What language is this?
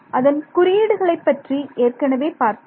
Tamil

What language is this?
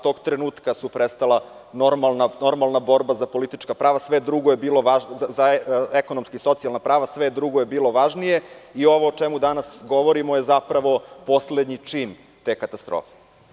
Serbian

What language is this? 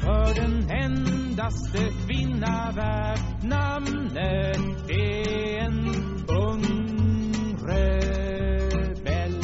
Swedish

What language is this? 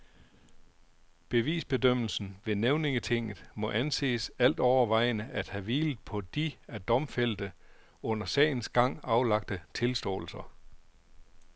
Danish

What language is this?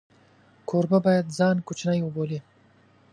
Pashto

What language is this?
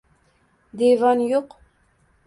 Uzbek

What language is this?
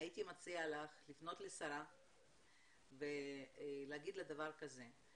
Hebrew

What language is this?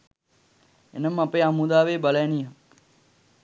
Sinhala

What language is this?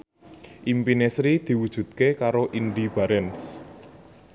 Javanese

